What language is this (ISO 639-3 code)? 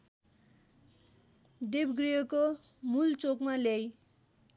nep